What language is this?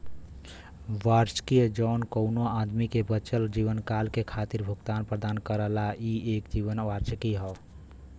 Bhojpuri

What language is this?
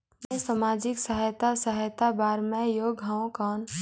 Chhattisgarhi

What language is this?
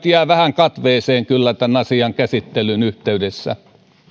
Finnish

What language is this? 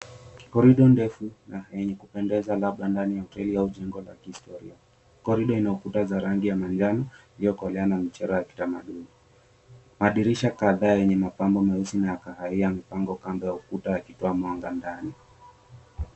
Swahili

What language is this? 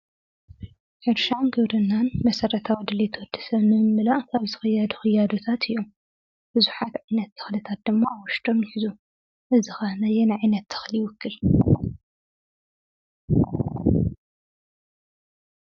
Tigrinya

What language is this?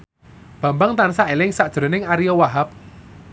Javanese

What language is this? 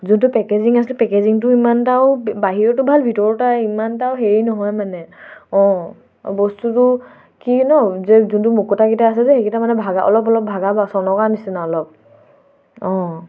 Assamese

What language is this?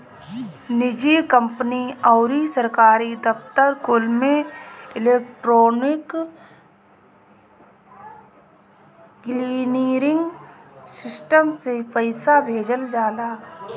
Bhojpuri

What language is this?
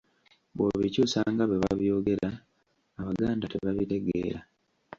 Ganda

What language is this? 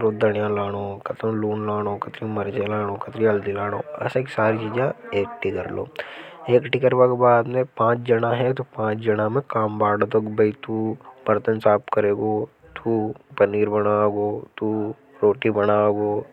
Hadothi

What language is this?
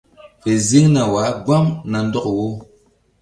Mbum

